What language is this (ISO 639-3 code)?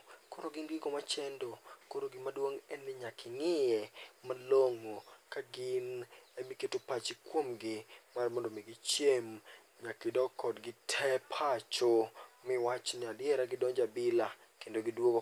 luo